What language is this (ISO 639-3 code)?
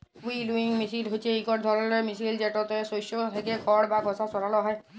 ben